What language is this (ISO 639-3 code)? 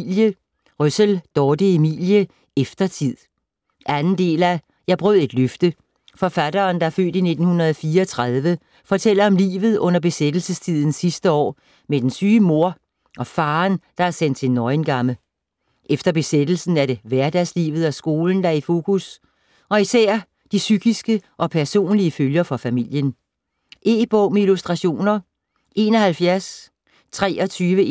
dan